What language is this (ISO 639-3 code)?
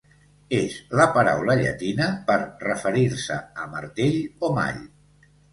cat